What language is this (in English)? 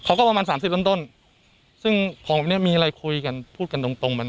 Thai